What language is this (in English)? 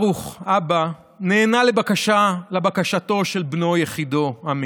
Hebrew